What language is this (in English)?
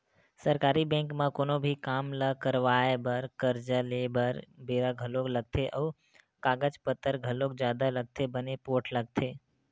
Chhattisgarhi